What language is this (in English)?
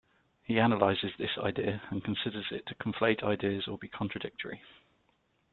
English